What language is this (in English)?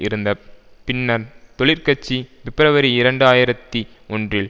Tamil